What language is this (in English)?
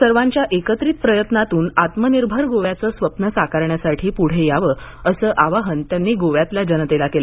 Marathi